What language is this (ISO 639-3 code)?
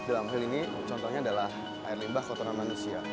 ind